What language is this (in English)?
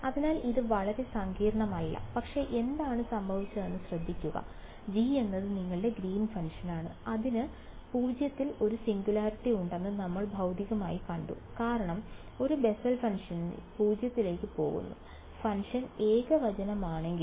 Malayalam